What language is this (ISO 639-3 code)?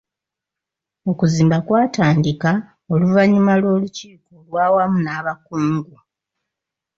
lug